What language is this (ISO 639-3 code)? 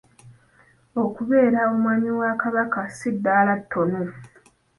lug